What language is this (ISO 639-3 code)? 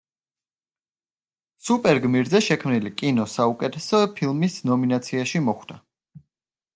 kat